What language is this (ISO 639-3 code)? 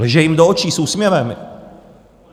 ces